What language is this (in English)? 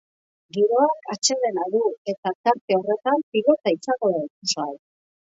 Basque